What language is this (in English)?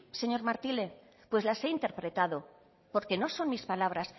Spanish